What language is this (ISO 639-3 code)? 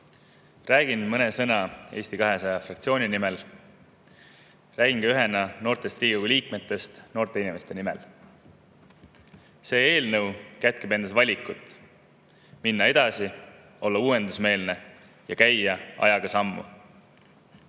est